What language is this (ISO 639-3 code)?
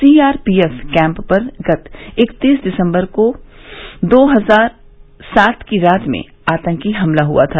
hin